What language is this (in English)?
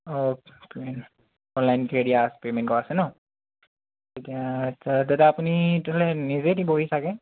Assamese